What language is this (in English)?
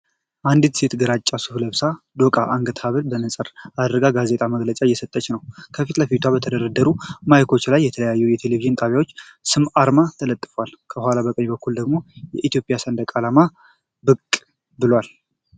Amharic